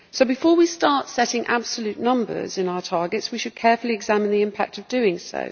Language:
English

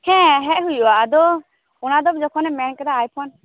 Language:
Santali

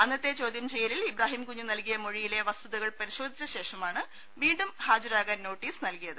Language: Malayalam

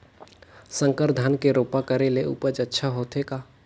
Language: Chhattisgarhi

